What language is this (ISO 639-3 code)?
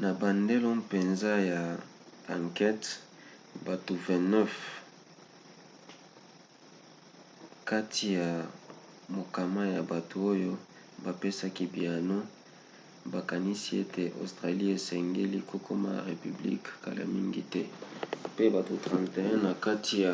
lin